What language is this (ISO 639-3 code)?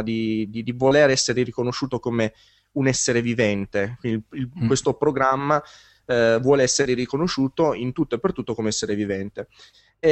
ita